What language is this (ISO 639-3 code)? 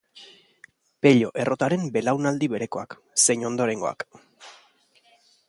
eus